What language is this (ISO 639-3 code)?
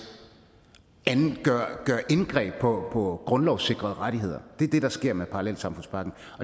dan